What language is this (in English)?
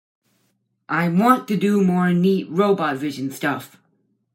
English